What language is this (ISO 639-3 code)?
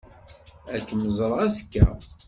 kab